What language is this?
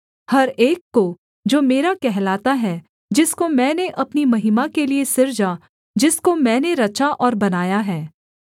Hindi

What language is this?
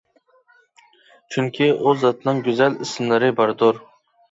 Uyghur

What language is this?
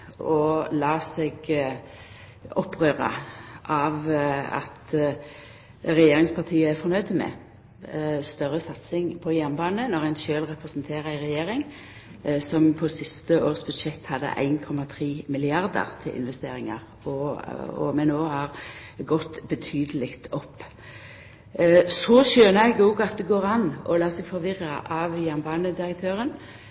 Norwegian Nynorsk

